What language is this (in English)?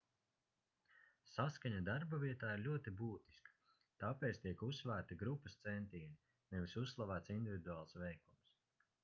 Latvian